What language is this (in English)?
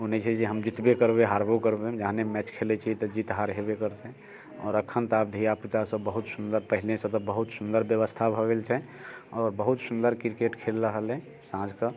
Maithili